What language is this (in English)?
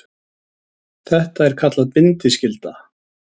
Icelandic